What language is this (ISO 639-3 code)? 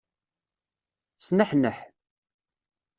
kab